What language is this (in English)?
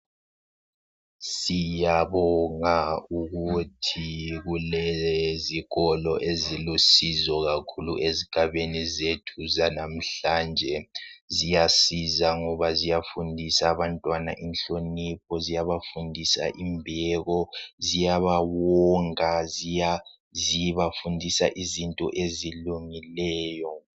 North Ndebele